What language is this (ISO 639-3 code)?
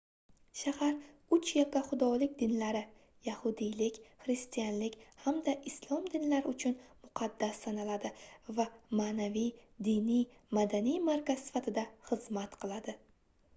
uzb